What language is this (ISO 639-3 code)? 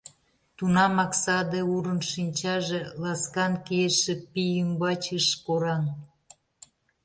chm